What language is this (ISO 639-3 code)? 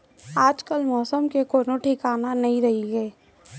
hne